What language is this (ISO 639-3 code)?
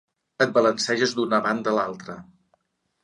cat